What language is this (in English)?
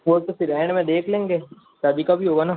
Hindi